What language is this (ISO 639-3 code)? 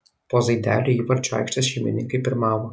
lit